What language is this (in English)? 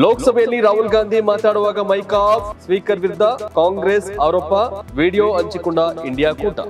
Kannada